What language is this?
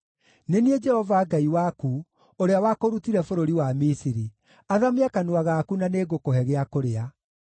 Kikuyu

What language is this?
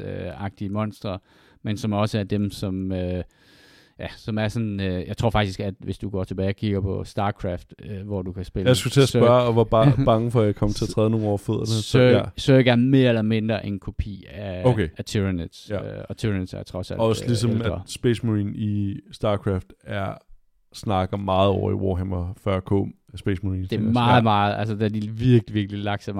Danish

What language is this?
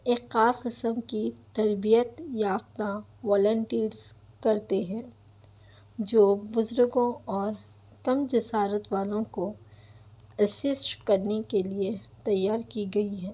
Urdu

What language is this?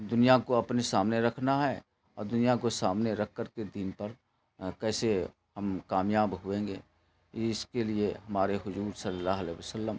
Urdu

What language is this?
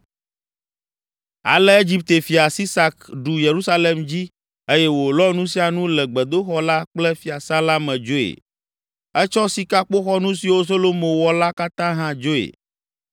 Ewe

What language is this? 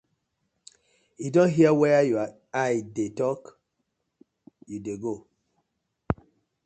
Nigerian Pidgin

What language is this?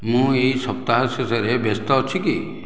Odia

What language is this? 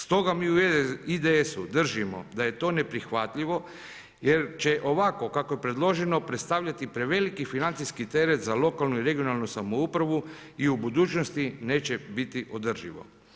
Croatian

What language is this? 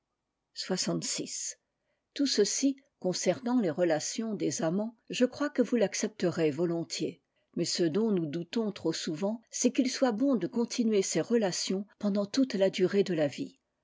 French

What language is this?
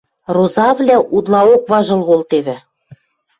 Western Mari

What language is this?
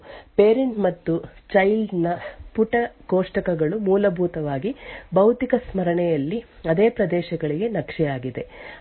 Kannada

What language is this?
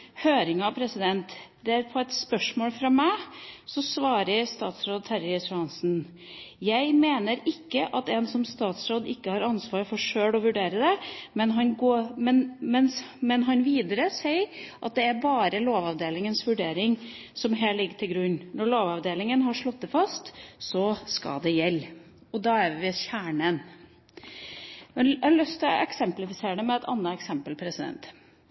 Norwegian Bokmål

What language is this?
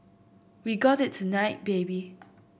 English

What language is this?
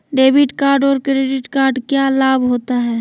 Magahi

